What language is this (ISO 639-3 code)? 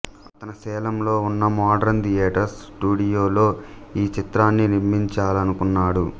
tel